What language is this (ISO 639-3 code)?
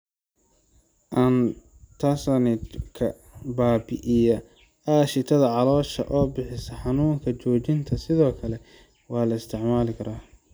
som